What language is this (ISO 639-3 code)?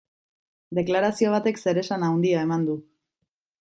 eus